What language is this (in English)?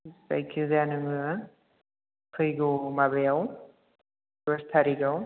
Bodo